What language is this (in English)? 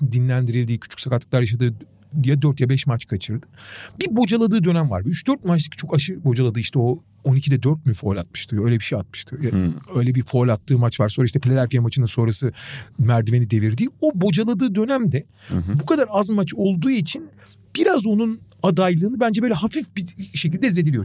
Turkish